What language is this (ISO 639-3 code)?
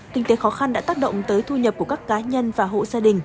vie